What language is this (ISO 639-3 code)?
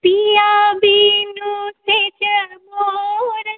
mai